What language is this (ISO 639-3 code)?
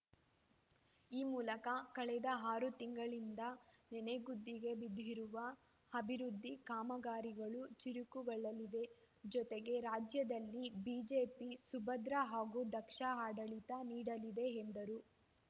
kan